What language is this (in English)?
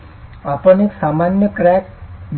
Marathi